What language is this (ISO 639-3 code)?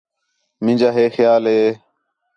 xhe